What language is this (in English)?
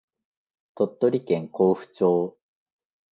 Japanese